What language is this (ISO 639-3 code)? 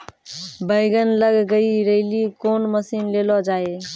mai